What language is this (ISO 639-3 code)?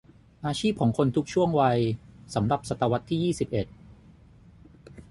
tha